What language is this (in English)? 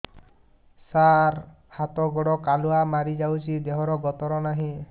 Odia